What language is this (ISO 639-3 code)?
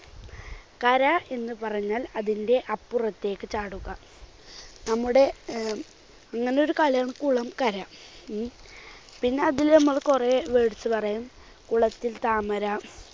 mal